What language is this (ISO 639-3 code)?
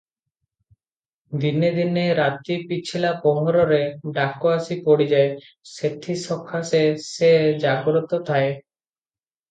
ori